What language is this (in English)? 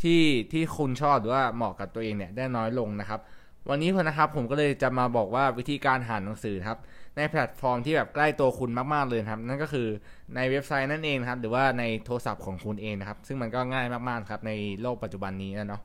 Thai